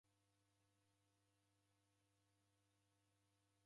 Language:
Taita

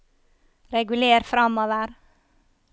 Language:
Norwegian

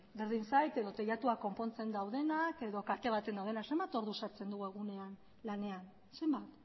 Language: Basque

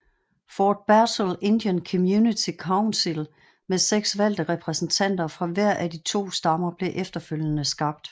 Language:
Danish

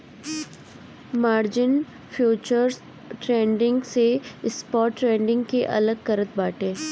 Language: Bhojpuri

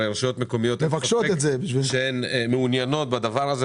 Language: Hebrew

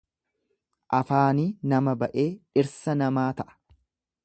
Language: Oromo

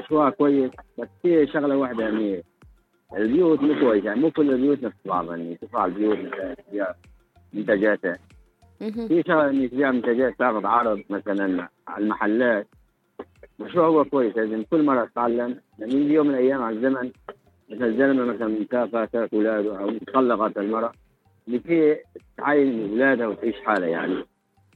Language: Arabic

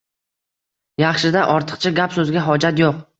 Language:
Uzbek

